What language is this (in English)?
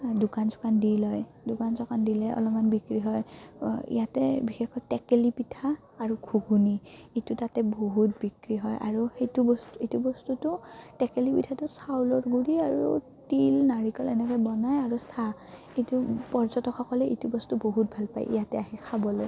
Assamese